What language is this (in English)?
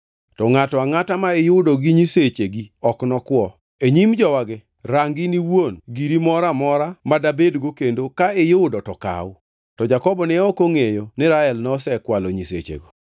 Luo (Kenya and Tanzania)